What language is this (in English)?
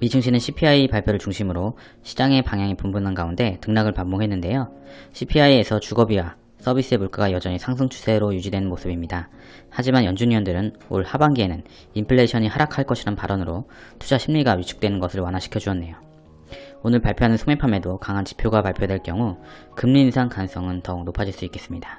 Korean